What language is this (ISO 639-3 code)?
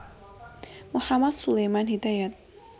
jav